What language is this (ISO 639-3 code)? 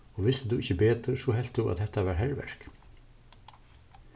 fao